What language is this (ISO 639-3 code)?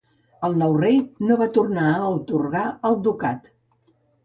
cat